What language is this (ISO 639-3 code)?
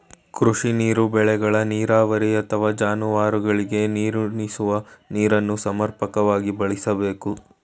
kan